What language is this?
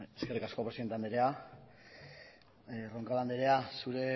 Basque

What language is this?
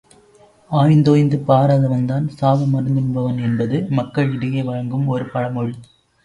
Tamil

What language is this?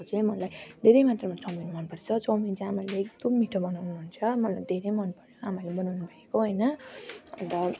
Nepali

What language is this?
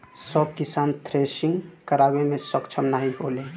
Bhojpuri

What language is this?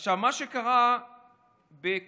Hebrew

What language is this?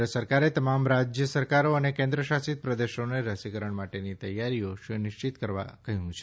Gujarati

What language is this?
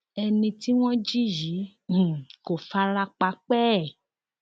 Yoruba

